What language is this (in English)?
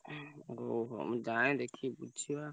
Odia